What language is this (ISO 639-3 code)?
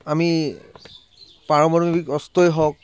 asm